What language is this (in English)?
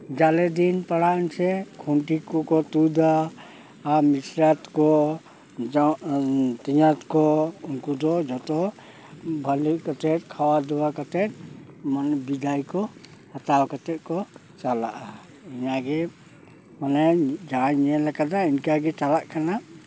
Santali